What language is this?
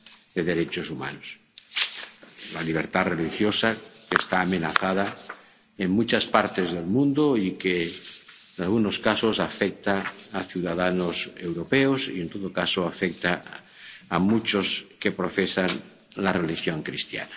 Spanish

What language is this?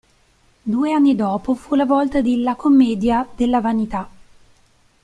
Italian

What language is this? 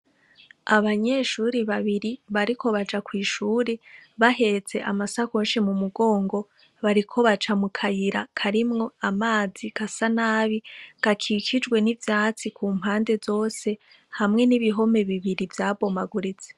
Rundi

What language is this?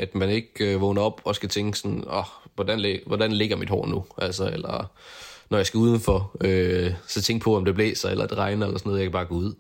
Danish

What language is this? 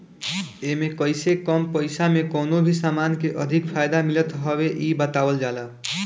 Bhojpuri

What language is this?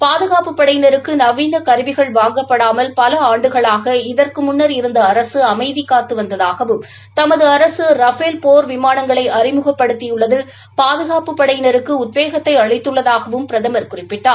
Tamil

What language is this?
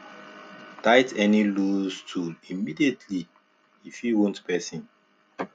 Nigerian Pidgin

